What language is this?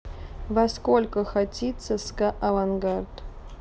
Russian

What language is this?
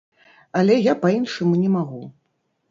Belarusian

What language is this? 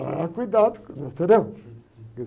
Portuguese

